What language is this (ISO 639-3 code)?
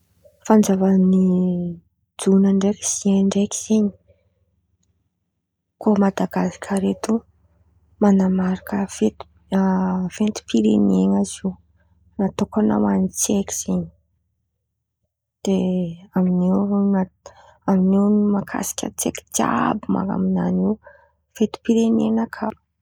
xmv